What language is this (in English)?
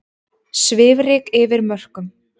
Icelandic